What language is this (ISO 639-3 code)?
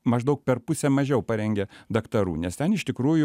lit